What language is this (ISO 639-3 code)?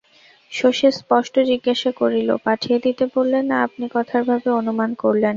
ben